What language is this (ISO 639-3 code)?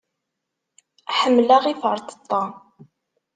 kab